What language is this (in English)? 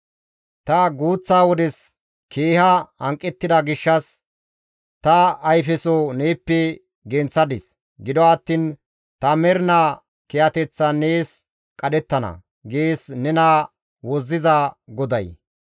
Gamo